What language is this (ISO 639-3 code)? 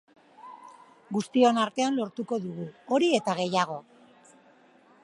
eus